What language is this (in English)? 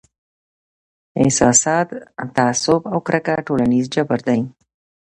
Pashto